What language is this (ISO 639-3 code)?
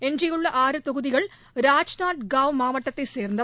tam